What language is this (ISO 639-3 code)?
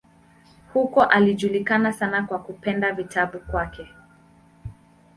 swa